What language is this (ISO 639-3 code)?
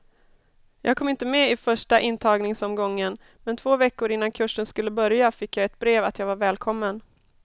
swe